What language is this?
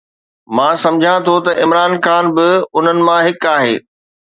Sindhi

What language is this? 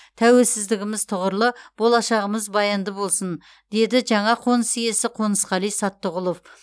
Kazakh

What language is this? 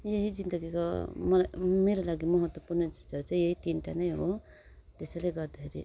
Nepali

